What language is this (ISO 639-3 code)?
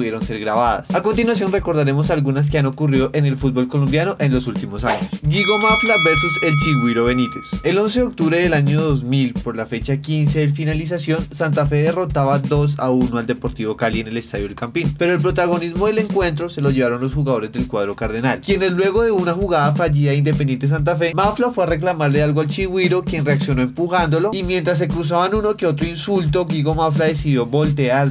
spa